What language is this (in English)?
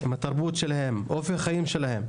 Hebrew